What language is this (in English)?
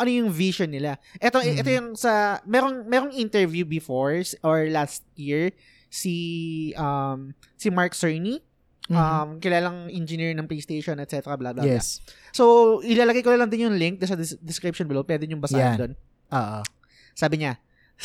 Filipino